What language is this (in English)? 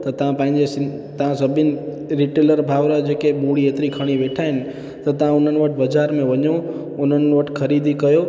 Sindhi